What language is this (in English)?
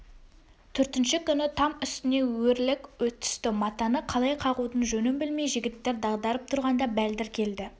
Kazakh